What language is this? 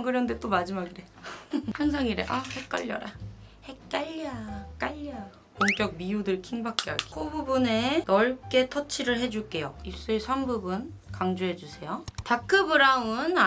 Korean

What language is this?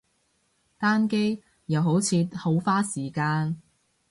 Cantonese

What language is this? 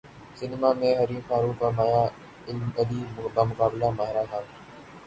Urdu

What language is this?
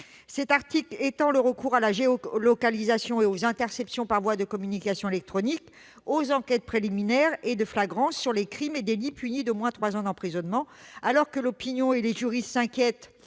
French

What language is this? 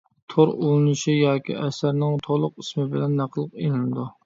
Uyghur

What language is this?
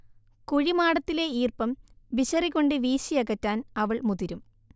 Malayalam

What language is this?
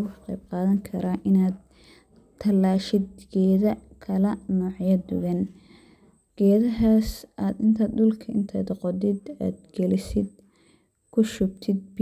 Somali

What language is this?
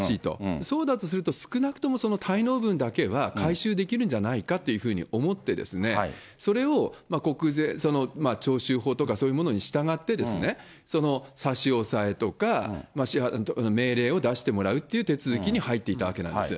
Japanese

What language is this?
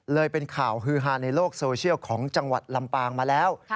Thai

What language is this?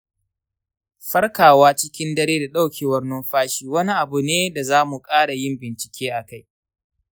Hausa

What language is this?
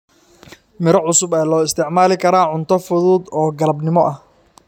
Somali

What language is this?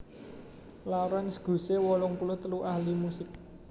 Javanese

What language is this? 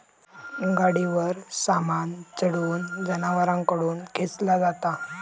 Marathi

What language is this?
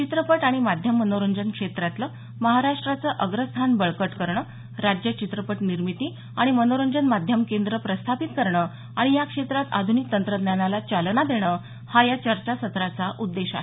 Marathi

